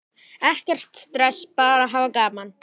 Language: Icelandic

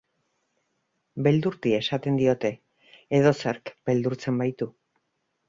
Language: Basque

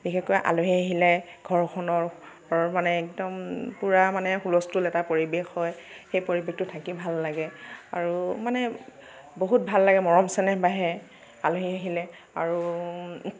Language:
Assamese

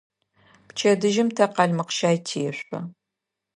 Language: Adyghe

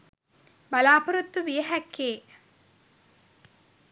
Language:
Sinhala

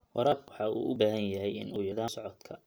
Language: Somali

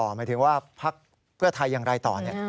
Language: Thai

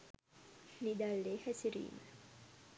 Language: Sinhala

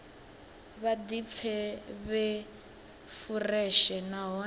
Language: Venda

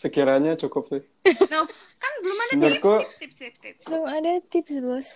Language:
Indonesian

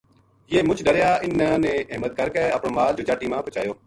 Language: Gujari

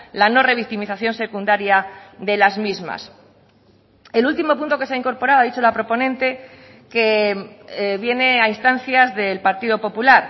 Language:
Spanish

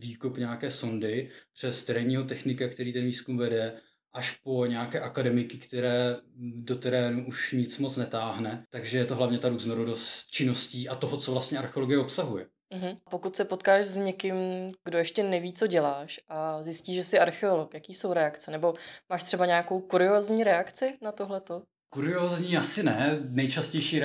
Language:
Czech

